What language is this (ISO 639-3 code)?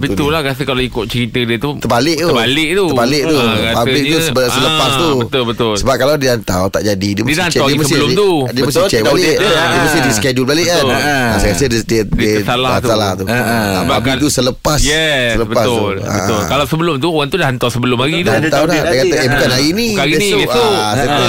msa